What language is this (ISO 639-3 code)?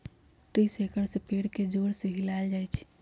mag